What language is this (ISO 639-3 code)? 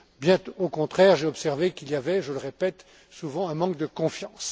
fra